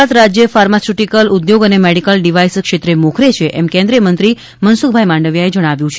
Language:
Gujarati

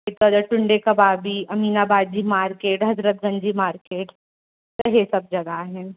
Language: Sindhi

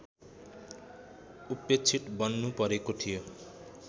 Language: Nepali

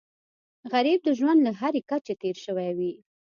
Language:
Pashto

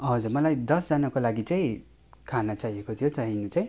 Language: Nepali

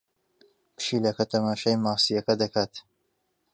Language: Central Kurdish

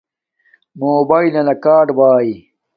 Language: Domaaki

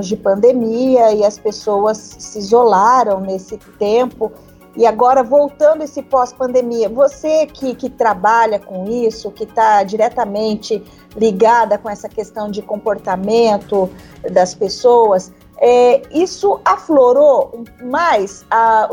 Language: Portuguese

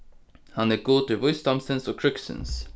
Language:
Faroese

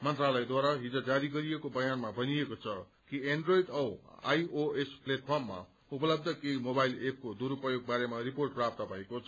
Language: Nepali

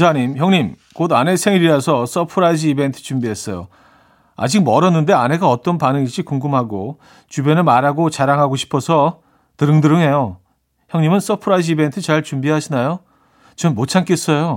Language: Korean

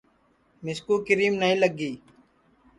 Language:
Sansi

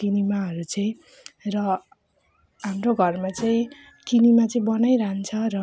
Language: Nepali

